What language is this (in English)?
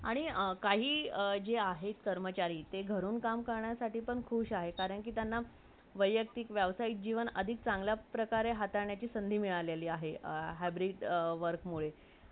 Marathi